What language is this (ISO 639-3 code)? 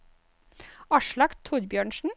nor